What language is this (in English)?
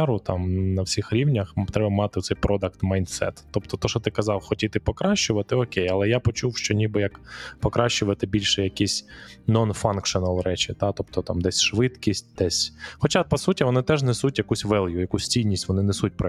Ukrainian